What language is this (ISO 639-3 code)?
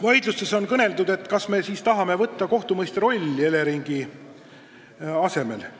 est